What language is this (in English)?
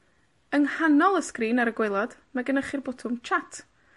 Welsh